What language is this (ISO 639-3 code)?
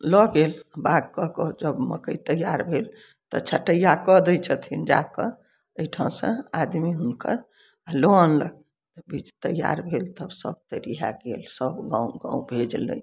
mai